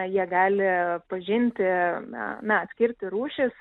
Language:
Lithuanian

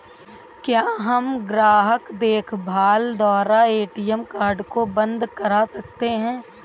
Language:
Hindi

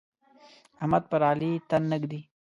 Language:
Pashto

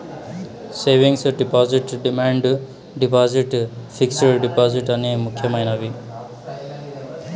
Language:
Telugu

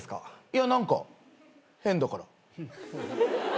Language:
Japanese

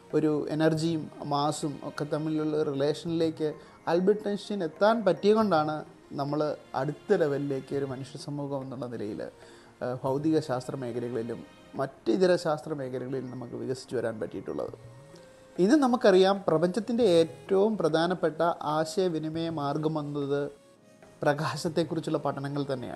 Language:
Malayalam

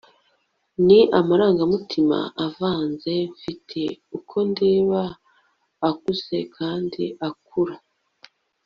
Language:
Kinyarwanda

